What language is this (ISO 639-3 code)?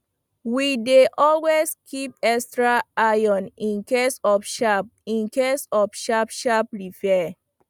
pcm